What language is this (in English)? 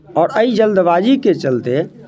Maithili